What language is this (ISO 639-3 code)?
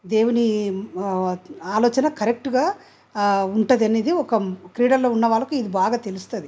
tel